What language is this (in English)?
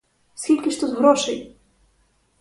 Ukrainian